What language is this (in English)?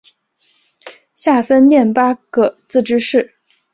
Chinese